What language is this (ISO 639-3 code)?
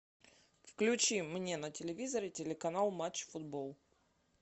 rus